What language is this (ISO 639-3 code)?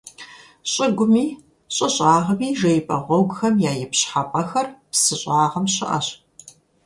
kbd